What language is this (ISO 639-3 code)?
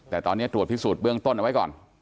tha